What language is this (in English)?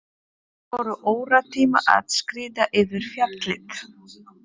Icelandic